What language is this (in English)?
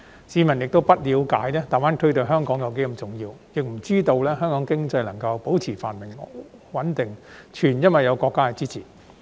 Cantonese